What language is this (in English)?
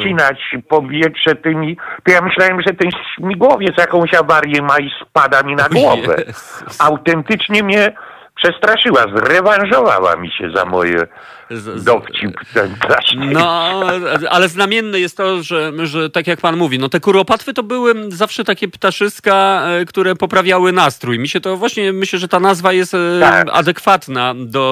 Polish